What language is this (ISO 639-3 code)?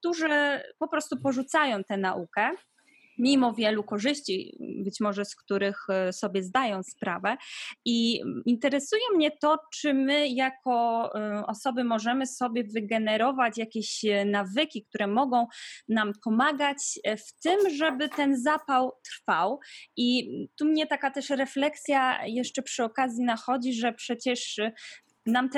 pol